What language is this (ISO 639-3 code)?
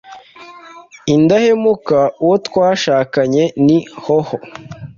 kin